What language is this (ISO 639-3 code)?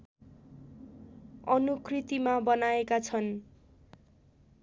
nep